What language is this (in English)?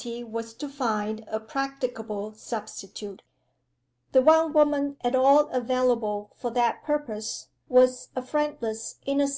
English